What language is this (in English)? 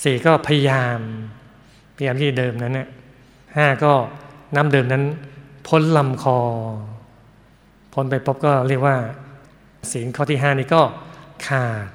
Thai